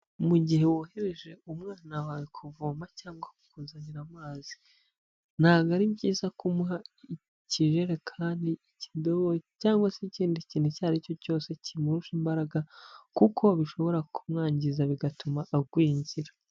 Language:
Kinyarwanda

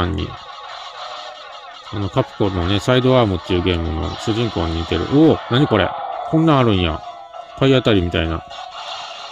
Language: Japanese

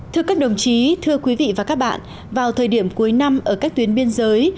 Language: Vietnamese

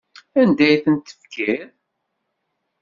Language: Kabyle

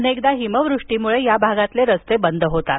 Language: Marathi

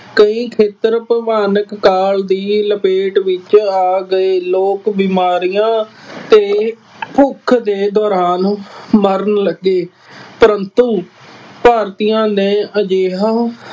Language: Punjabi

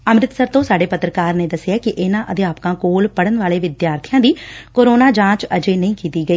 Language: Punjabi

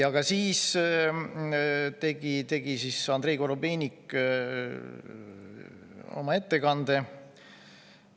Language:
Estonian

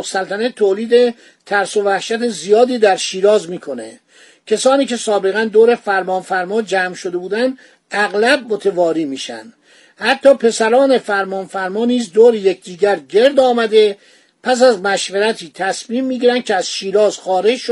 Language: Persian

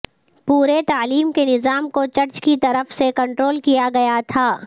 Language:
Urdu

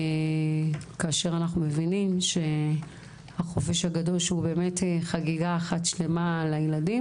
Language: Hebrew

